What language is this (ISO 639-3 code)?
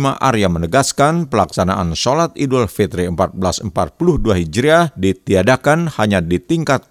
ind